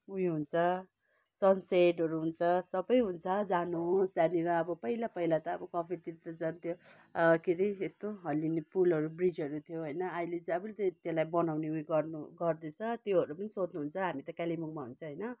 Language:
Nepali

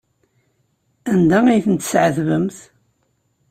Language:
Kabyle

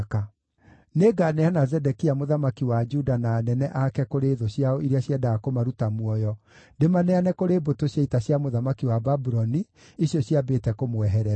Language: Kikuyu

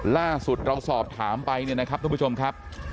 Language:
Thai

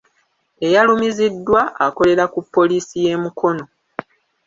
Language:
Ganda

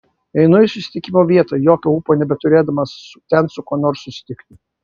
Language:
Lithuanian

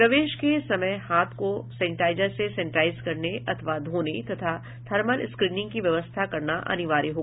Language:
Hindi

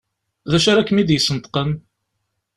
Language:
Kabyle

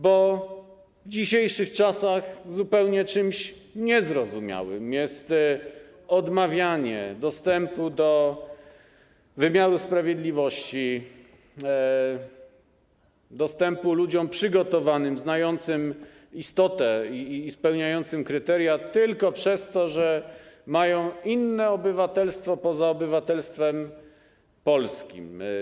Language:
Polish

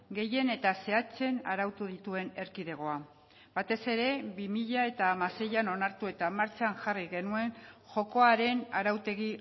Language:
Basque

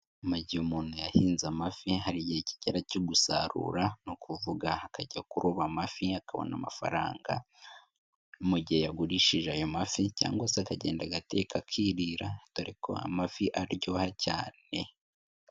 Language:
Kinyarwanda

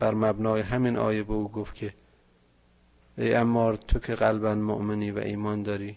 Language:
Persian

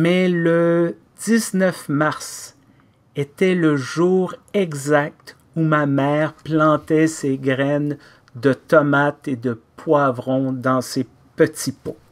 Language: French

